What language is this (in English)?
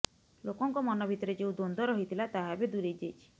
Odia